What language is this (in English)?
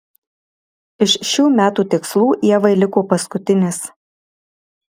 Lithuanian